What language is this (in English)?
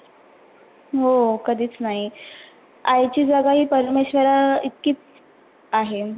Marathi